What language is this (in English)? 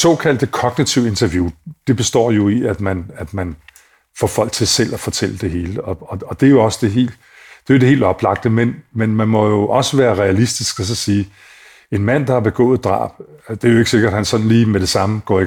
Danish